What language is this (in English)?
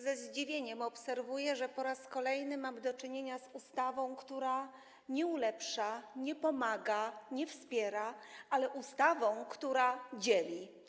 Polish